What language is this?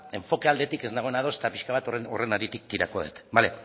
Basque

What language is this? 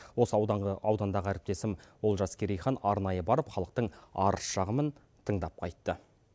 Kazakh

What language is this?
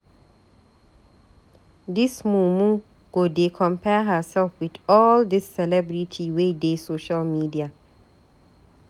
Nigerian Pidgin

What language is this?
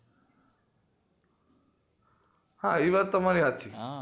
Gujarati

